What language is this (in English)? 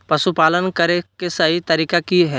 Magahi